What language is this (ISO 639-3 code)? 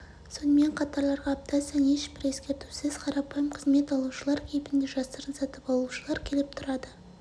kaz